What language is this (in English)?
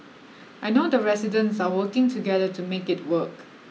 English